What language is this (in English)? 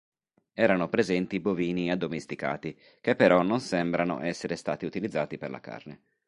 Italian